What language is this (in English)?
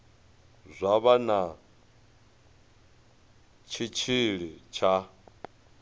Venda